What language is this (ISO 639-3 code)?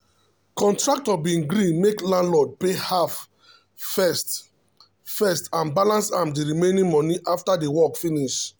pcm